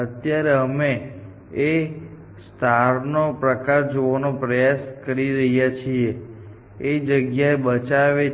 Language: Gujarati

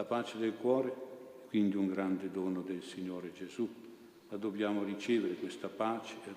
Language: Italian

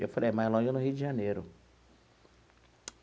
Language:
Portuguese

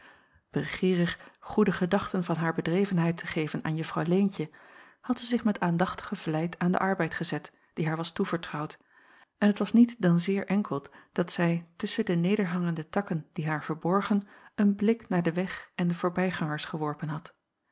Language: Dutch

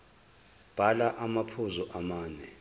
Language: Zulu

